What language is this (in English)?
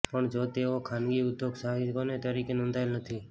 Gujarati